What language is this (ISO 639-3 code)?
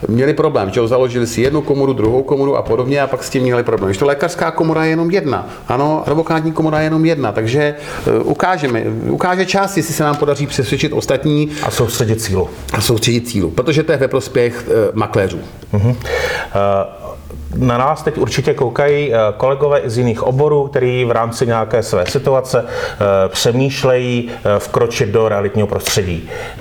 ces